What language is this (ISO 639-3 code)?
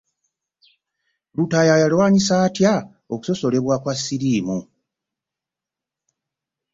lug